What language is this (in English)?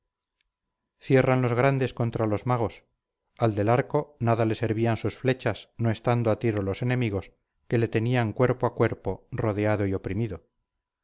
Spanish